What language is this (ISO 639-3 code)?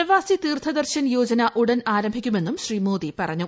mal